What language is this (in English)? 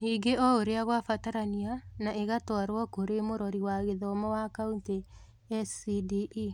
Kikuyu